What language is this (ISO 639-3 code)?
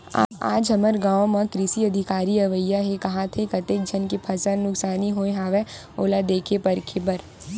hne